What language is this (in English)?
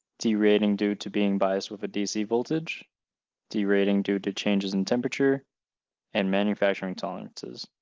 English